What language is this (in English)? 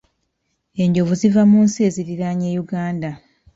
Ganda